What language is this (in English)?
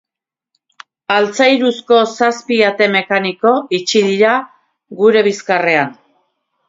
Basque